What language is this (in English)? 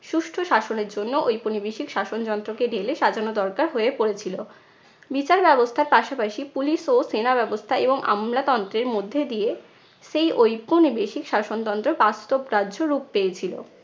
Bangla